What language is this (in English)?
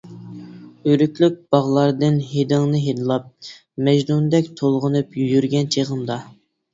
Uyghur